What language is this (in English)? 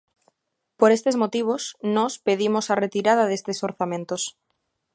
Galician